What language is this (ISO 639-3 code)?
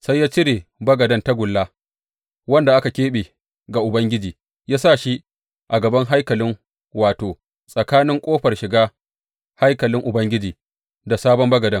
hau